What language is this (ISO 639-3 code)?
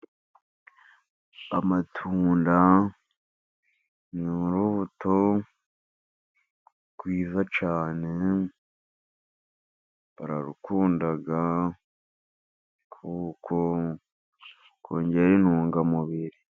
kin